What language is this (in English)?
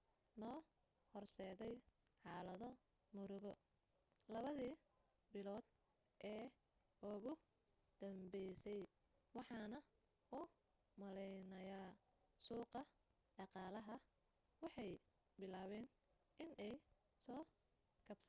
Somali